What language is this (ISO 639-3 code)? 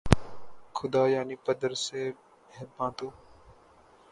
urd